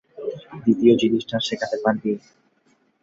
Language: Bangla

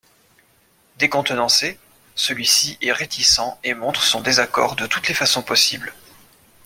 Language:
French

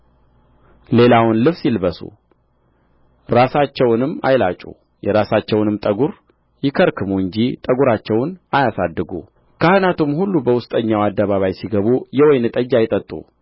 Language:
Amharic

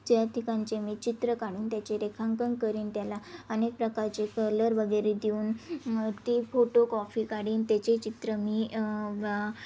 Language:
Marathi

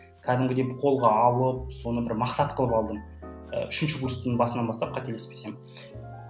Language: Kazakh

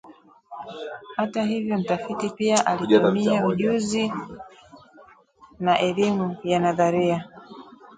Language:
Swahili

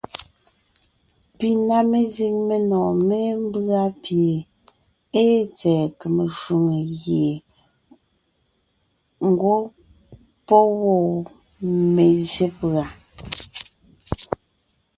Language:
Ngiemboon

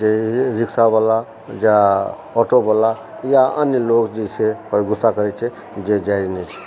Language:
Maithili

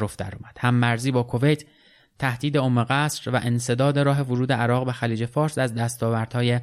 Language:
Persian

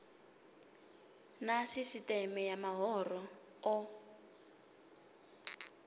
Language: Venda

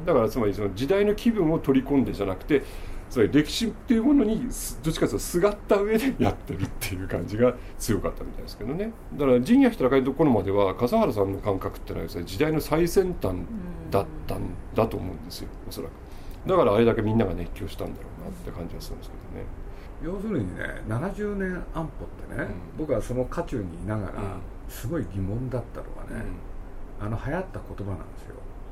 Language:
Japanese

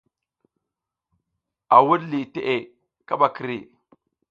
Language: South Giziga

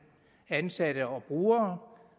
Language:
Danish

